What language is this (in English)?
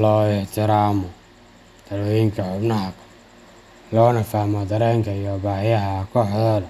Somali